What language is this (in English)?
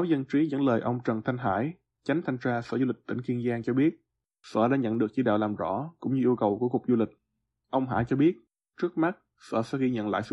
Vietnamese